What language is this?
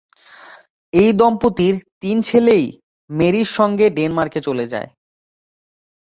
Bangla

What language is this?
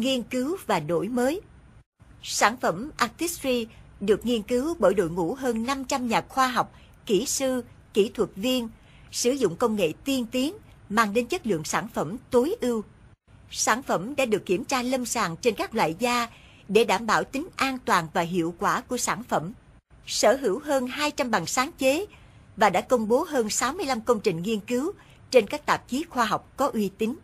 Vietnamese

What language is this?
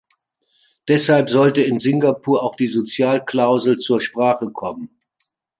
German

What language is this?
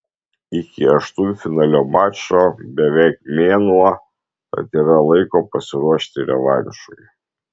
Lithuanian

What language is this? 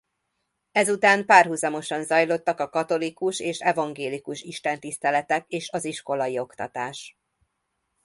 Hungarian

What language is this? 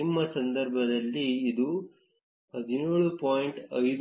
Kannada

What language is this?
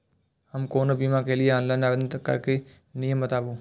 Maithili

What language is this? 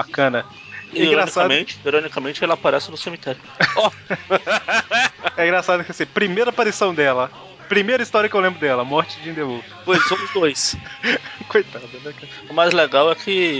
Portuguese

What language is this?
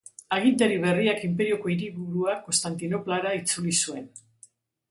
Basque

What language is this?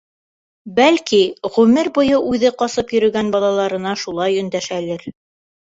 Bashkir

